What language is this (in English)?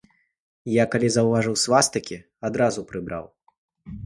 Belarusian